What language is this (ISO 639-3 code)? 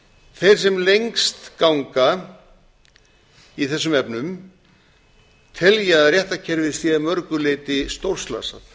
isl